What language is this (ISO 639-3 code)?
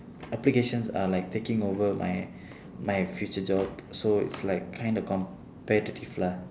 eng